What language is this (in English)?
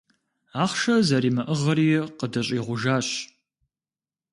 Kabardian